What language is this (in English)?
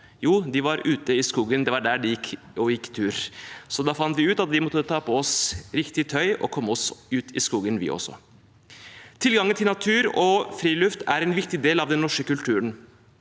Norwegian